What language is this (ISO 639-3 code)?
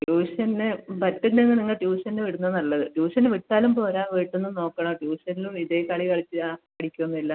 mal